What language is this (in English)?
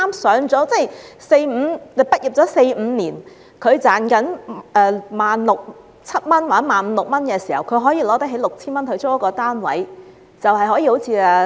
Cantonese